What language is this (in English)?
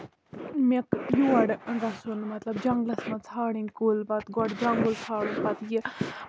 Kashmiri